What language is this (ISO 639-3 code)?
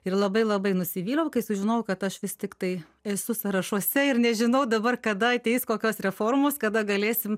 lit